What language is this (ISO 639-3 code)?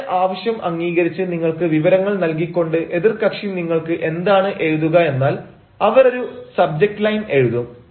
mal